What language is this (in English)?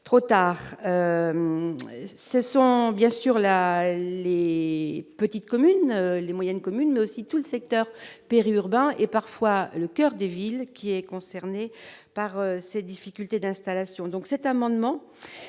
French